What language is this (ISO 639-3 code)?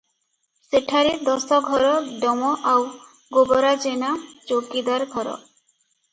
ori